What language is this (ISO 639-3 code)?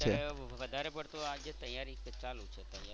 guj